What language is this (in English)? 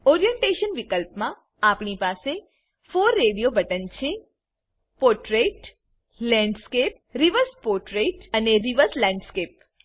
Gujarati